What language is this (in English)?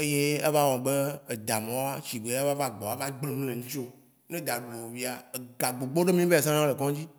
Waci Gbe